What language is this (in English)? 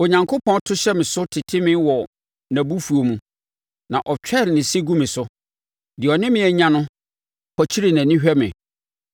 Akan